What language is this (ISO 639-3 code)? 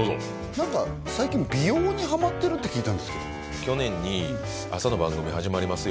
jpn